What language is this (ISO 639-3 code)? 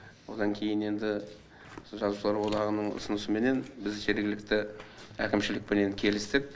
kaz